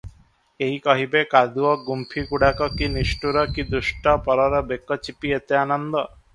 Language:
Odia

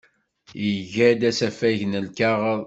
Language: Kabyle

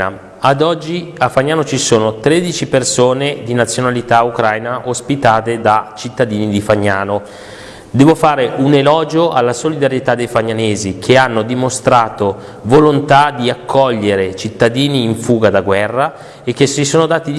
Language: Italian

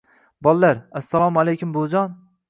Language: Uzbek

